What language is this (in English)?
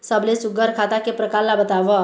Chhattisgarhi